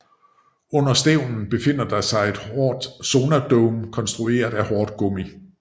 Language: Danish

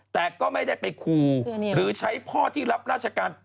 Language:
Thai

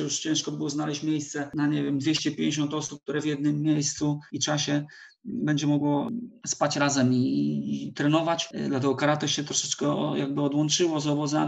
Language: Polish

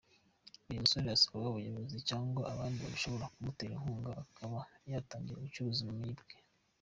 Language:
Kinyarwanda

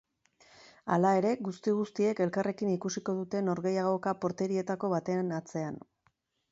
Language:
Basque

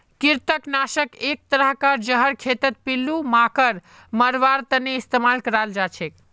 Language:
Magahi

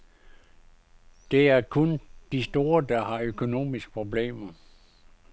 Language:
Danish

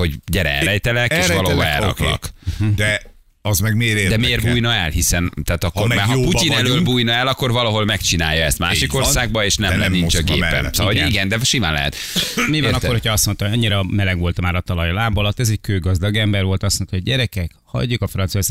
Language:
Hungarian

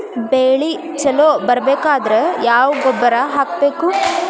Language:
Kannada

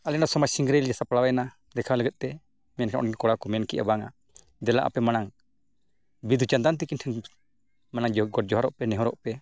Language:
Santali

